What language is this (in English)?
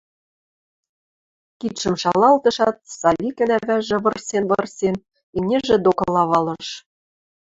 Western Mari